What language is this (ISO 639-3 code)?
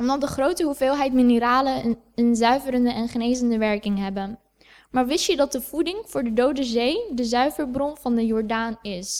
nld